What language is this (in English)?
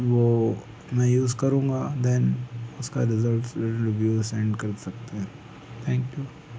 Hindi